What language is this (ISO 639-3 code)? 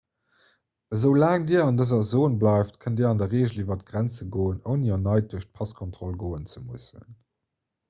ltz